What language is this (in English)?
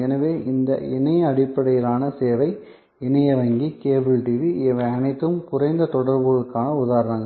Tamil